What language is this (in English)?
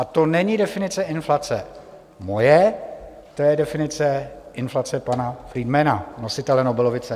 Czech